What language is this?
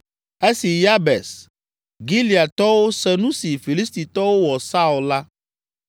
Ewe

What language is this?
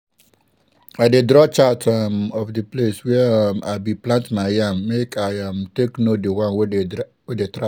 Nigerian Pidgin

